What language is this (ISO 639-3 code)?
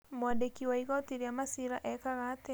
kik